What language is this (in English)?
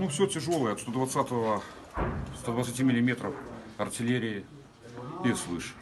Russian